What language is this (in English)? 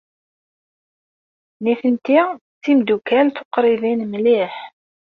Kabyle